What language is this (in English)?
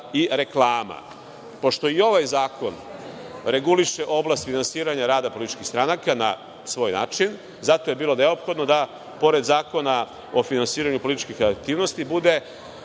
Serbian